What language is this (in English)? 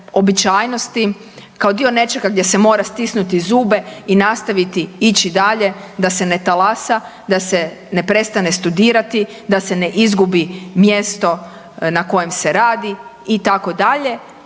Croatian